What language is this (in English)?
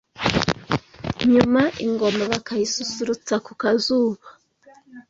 Kinyarwanda